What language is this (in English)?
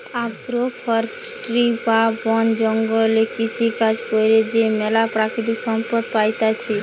Bangla